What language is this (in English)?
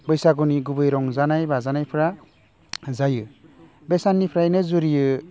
Bodo